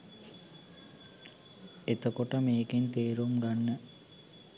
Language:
Sinhala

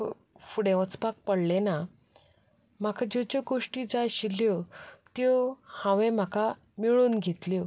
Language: Konkani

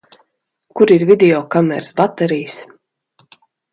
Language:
Latvian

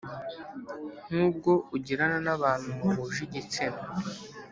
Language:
Kinyarwanda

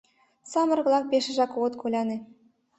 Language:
Mari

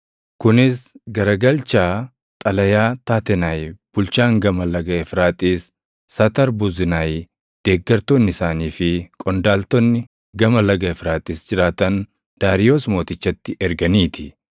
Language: Oromo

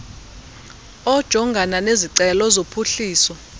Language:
Xhosa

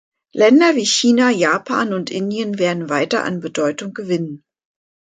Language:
German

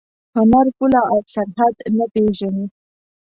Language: Pashto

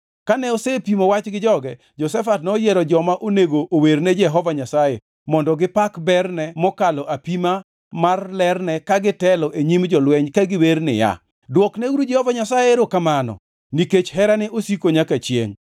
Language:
Luo (Kenya and Tanzania)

